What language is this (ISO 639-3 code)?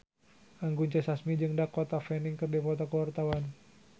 sun